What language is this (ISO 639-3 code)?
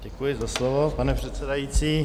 ces